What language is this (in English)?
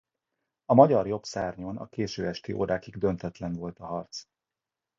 Hungarian